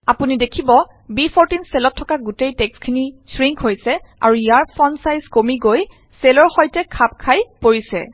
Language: Assamese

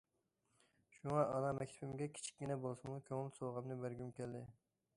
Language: Uyghur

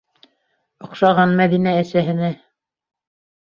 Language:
Bashkir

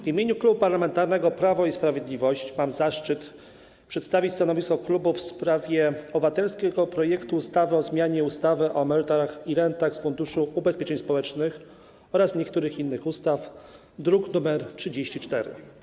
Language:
Polish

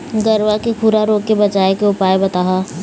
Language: Chhattisgarhi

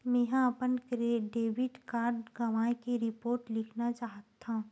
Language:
Chhattisgarhi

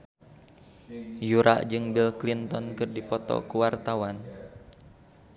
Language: Sundanese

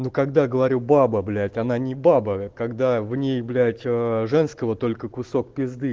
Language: Russian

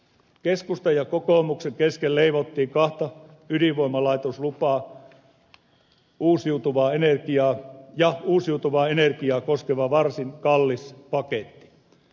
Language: Finnish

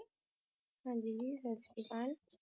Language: Punjabi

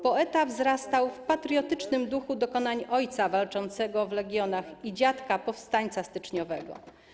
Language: Polish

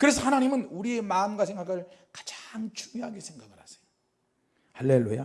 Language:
Korean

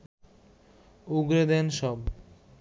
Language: Bangla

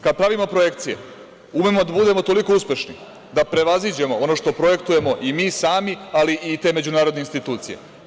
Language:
Serbian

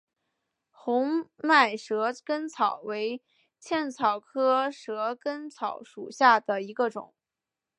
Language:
Chinese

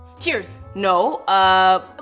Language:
English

